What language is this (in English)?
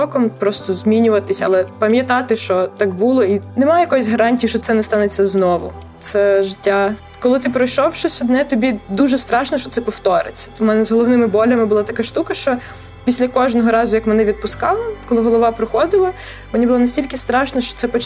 Ukrainian